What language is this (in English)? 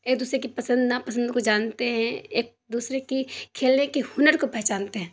Urdu